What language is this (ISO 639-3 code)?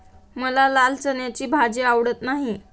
mar